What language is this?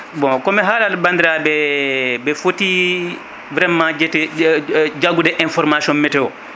Fula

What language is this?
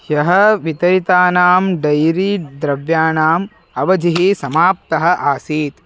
Sanskrit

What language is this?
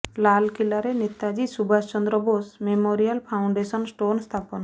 Odia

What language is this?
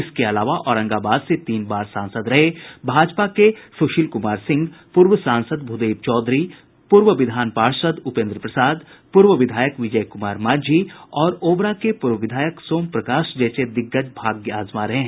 Hindi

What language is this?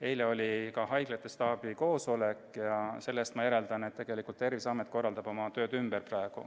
Estonian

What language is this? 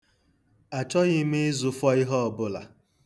Igbo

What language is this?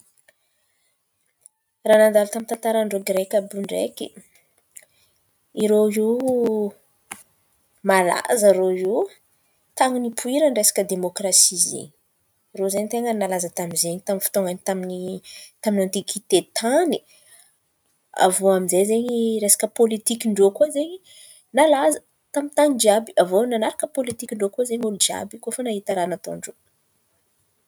Antankarana Malagasy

